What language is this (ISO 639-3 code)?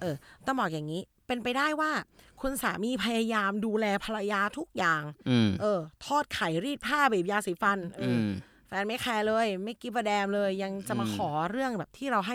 tha